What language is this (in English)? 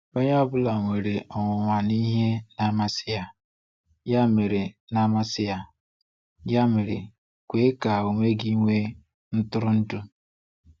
Igbo